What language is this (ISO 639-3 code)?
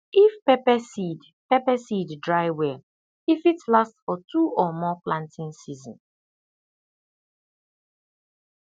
pcm